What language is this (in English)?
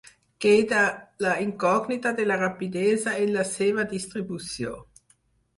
Catalan